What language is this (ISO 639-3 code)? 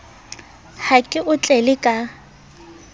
sot